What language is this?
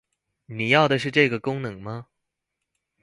Chinese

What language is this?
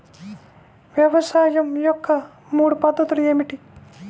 Telugu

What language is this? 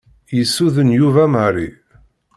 Kabyle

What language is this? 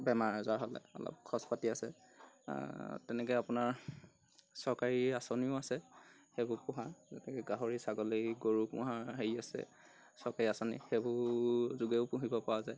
Assamese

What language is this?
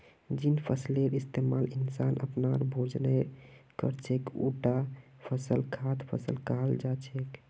Magahi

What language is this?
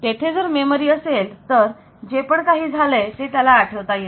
Marathi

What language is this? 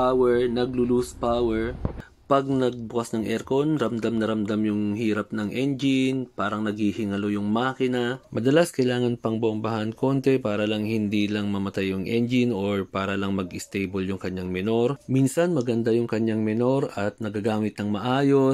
Filipino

